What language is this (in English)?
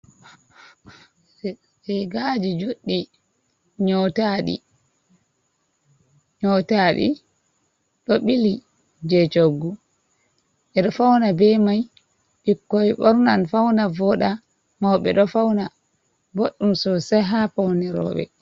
Fula